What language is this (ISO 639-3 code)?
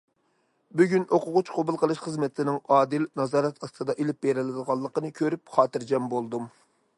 uig